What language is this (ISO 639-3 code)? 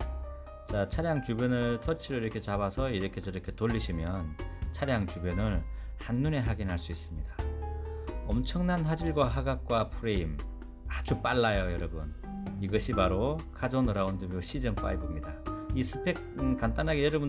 kor